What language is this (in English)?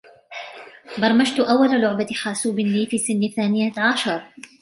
Arabic